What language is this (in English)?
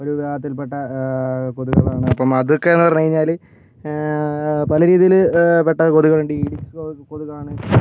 Malayalam